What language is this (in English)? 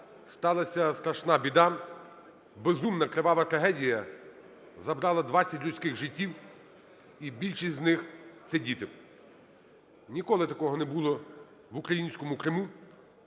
Ukrainian